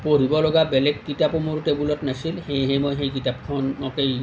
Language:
Assamese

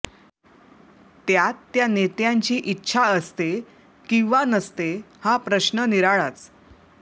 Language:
Marathi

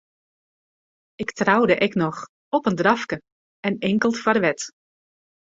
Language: Western Frisian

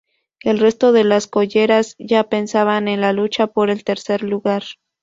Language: Spanish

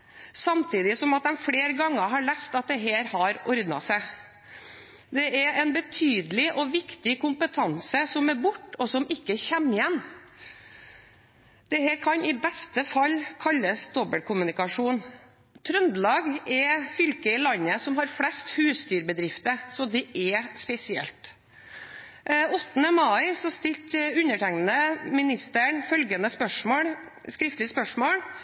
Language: Norwegian Bokmål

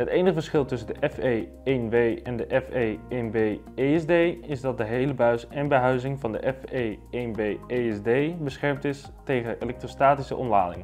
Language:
Dutch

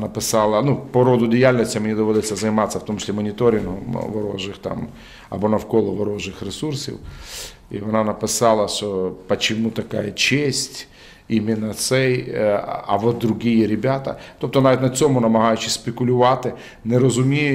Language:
Ukrainian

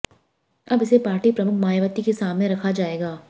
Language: Hindi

